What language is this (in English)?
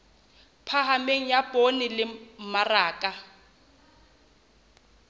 Southern Sotho